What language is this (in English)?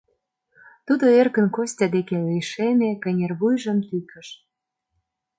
Mari